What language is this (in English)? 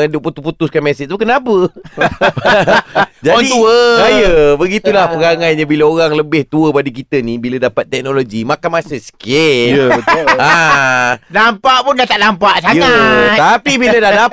Malay